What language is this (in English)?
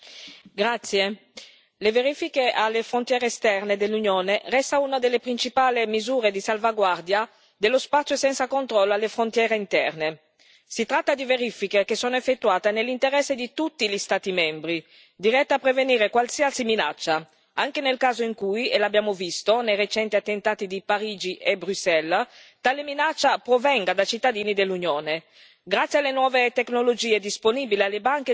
Italian